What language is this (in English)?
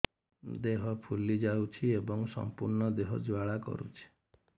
Odia